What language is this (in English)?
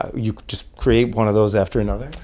English